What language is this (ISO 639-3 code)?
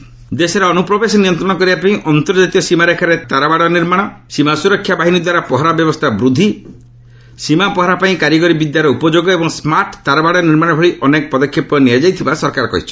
ori